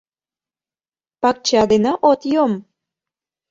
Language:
Mari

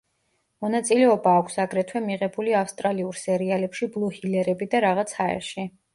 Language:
Georgian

